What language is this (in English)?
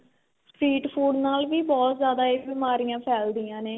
Punjabi